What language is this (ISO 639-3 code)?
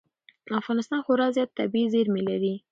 pus